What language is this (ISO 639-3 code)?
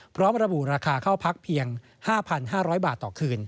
tha